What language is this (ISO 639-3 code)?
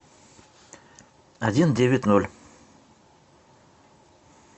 rus